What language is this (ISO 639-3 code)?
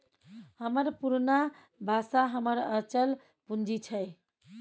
mai